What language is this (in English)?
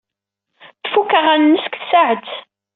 Kabyle